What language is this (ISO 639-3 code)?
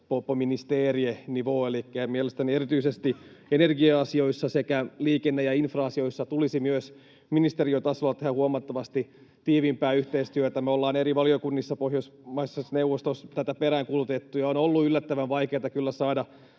fin